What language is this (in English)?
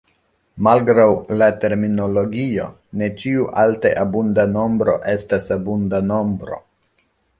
Esperanto